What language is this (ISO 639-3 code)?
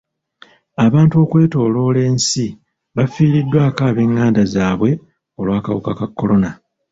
lug